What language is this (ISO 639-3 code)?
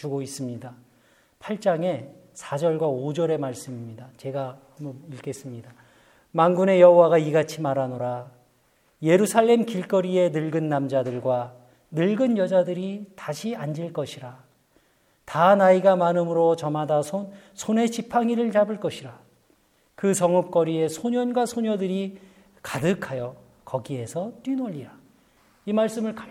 kor